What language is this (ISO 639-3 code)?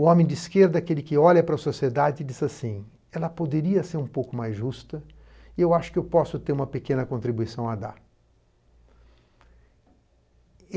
por